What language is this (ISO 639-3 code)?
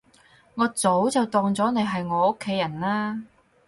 yue